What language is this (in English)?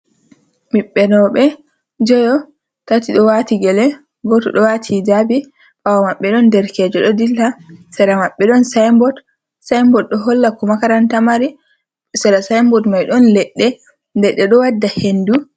Fula